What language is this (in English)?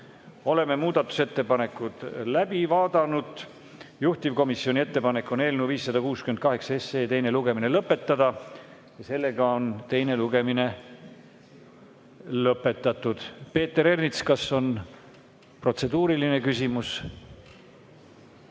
Estonian